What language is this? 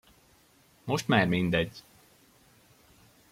Hungarian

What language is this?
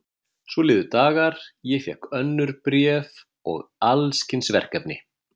Icelandic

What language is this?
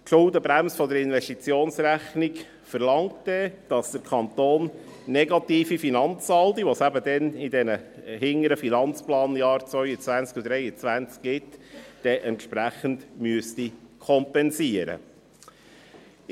Swiss German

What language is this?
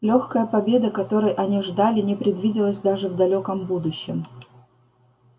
Russian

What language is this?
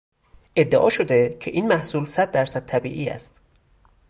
Persian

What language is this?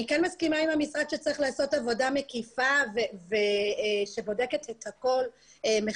Hebrew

